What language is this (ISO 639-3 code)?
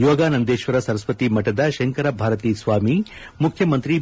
kan